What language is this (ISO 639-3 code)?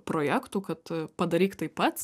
lit